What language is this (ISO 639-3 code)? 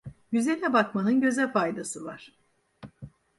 tur